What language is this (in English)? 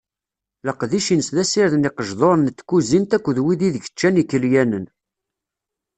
Kabyle